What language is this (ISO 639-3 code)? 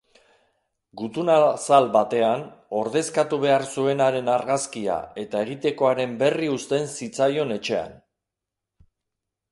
eus